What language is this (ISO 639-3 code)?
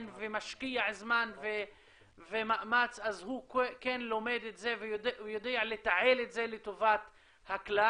heb